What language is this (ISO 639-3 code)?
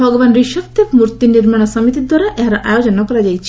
ori